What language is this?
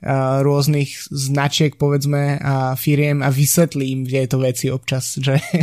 Slovak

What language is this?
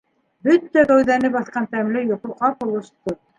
Bashkir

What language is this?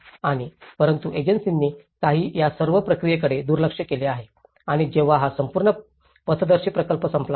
Marathi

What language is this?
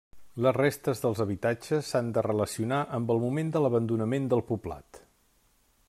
Catalan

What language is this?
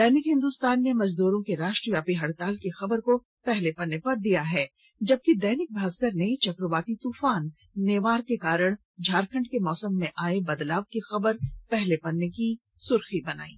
Hindi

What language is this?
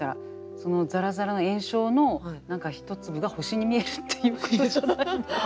Japanese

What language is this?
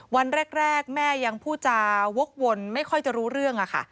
Thai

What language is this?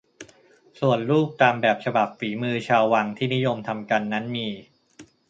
Thai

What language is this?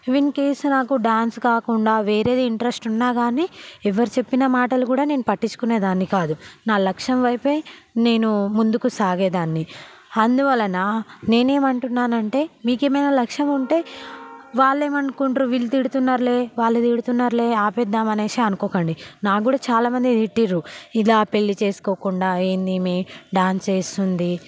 Telugu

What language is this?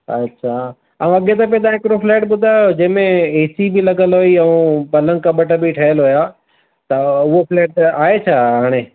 Sindhi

